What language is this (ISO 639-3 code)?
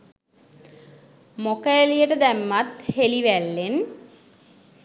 sin